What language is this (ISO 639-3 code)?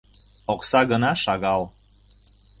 chm